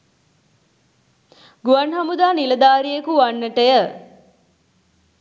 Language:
Sinhala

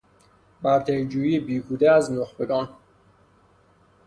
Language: Persian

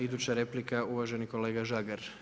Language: Croatian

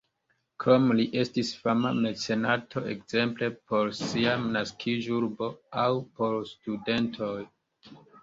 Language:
Esperanto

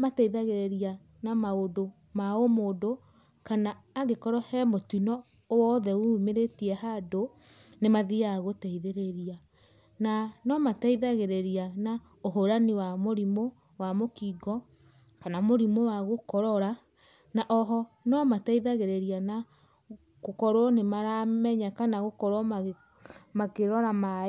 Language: Kikuyu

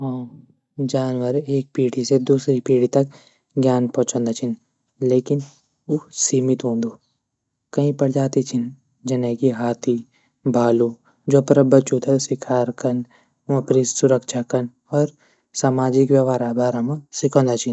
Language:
Garhwali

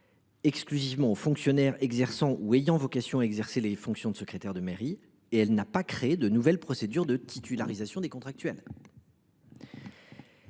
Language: French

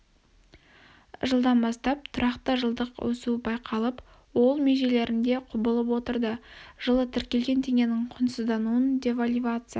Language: Kazakh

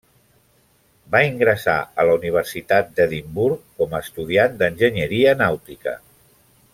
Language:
Catalan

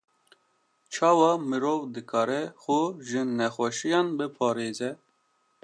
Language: Kurdish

